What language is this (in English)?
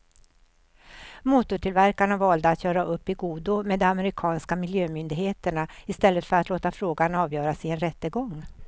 Swedish